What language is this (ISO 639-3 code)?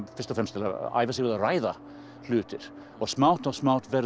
isl